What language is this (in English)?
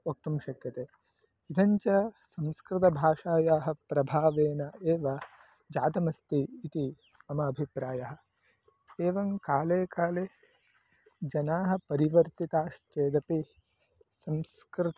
Sanskrit